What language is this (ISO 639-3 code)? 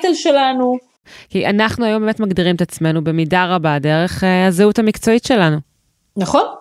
heb